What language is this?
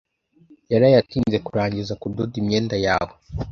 Kinyarwanda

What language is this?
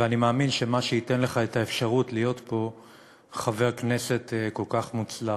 Hebrew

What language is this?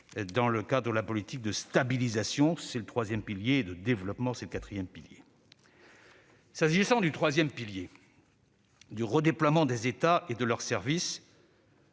French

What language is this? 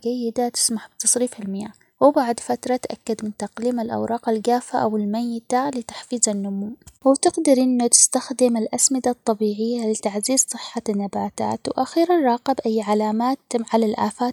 Omani Arabic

